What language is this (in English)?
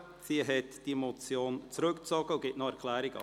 Swiss German